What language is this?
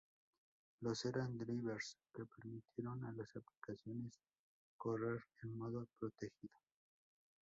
Spanish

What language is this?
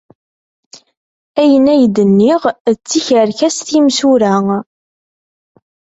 Kabyle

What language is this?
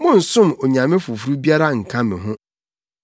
Akan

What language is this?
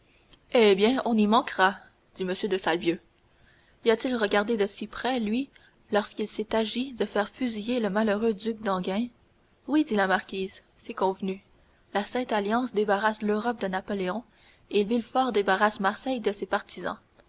French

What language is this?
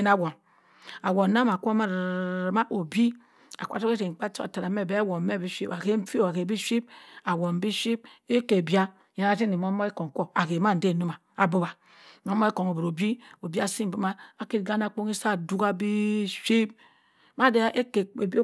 Cross River Mbembe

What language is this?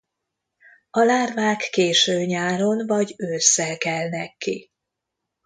Hungarian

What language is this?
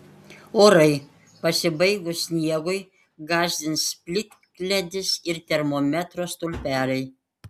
Lithuanian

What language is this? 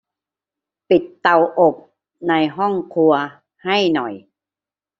Thai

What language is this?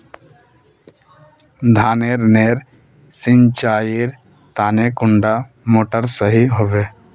Magahi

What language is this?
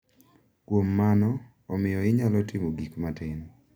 Luo (Kenya and Tanzania)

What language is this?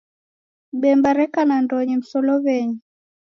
Taita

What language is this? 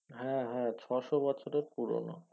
Bangla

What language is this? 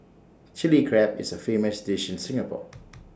English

